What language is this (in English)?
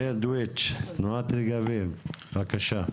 Hebrew